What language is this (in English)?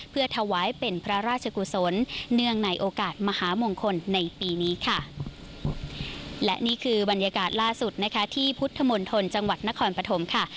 Thai